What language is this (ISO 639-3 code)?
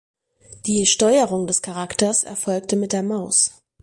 deu